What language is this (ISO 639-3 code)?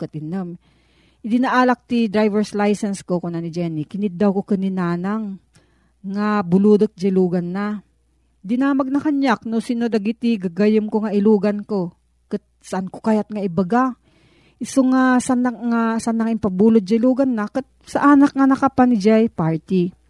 fil